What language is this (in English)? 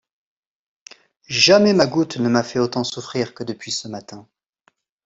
French